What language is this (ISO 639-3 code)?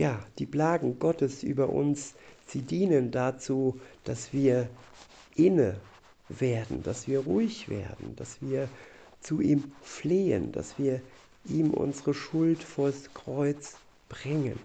deu